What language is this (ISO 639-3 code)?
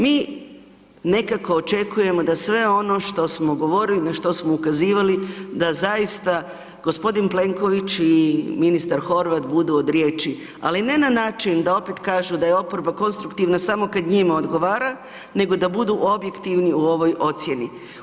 hrv